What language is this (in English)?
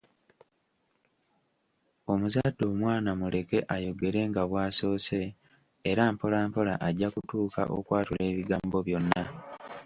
Ganda